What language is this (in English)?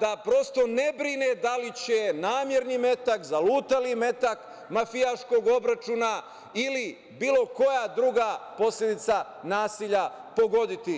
Serbian